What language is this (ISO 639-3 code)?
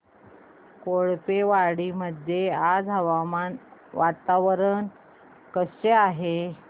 mar